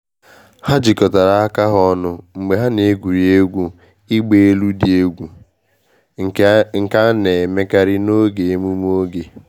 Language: Igbo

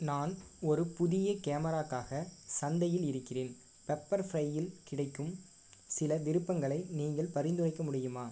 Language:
Tamil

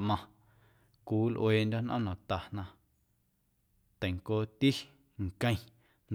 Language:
Guerrero Amuzgo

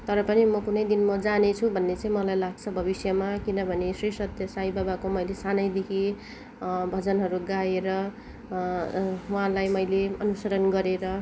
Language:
Nepali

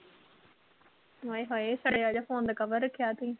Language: Punjabi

